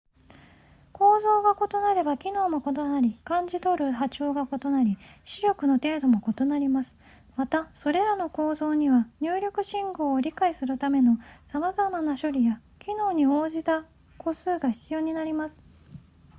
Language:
Japanese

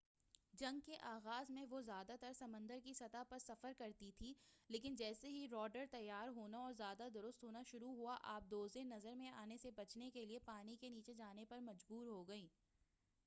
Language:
Urdu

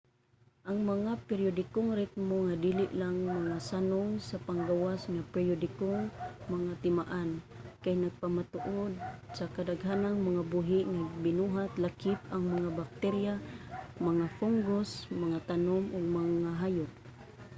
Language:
Cebuano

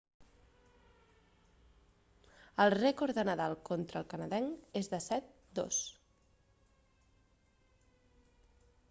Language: Catalan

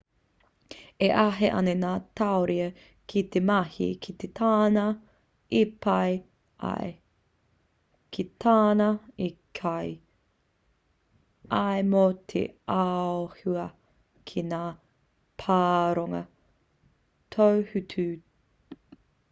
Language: Māori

